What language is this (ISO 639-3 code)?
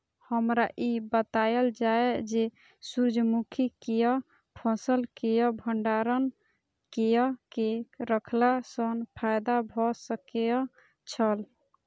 mai